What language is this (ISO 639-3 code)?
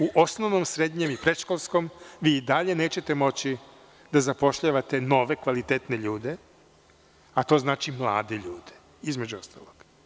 srp